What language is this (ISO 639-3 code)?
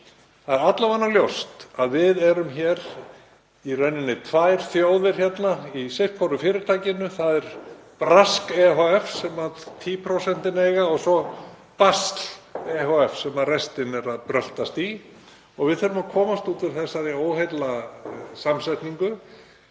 isl